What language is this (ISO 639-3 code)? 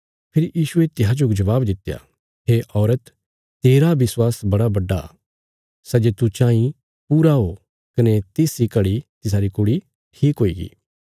kfs